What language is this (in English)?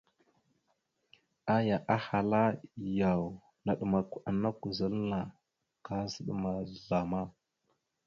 Mada (Cameroon)